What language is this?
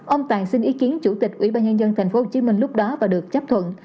Vietnamese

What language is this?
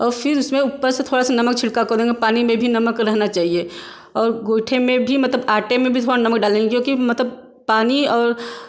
Hindi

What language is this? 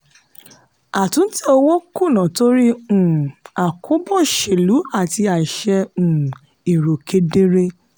Yoruba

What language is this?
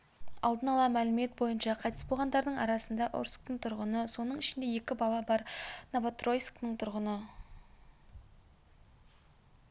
Kazakh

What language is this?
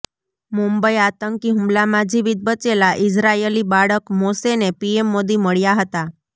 Gujarati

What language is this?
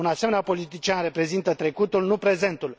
Romanian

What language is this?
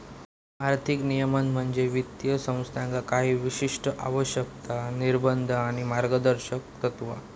Marathi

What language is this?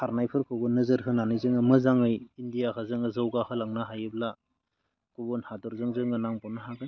Bodo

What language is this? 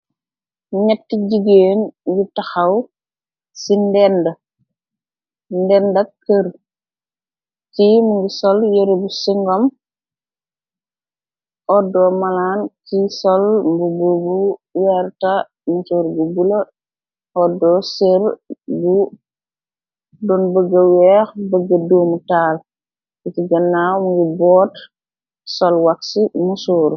Wolof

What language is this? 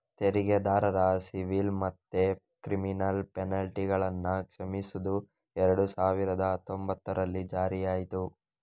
Kannada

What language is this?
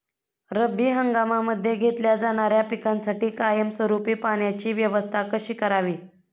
Marathi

